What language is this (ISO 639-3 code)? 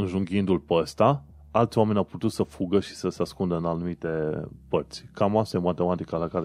ron